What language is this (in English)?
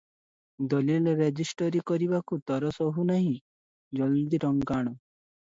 Odia